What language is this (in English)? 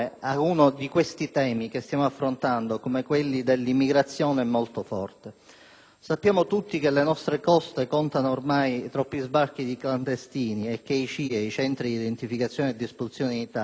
Italian